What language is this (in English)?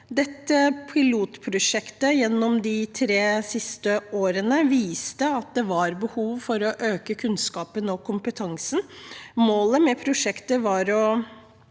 Norwegian